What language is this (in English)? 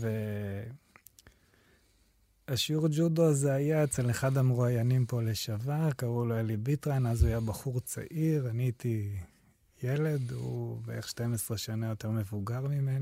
Hebrew